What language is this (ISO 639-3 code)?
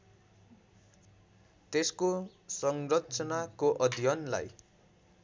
nep